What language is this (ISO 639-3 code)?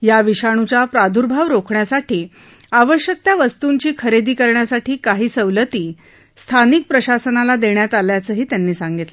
mar